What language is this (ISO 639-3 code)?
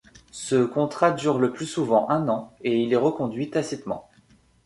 fra